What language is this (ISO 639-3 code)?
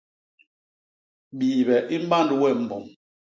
bas